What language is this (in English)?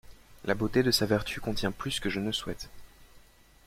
French